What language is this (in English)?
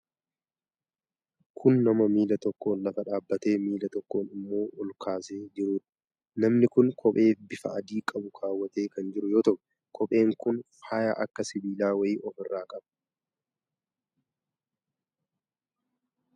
Oromo